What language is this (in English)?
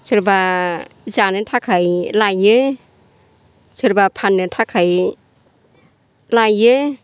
Bodo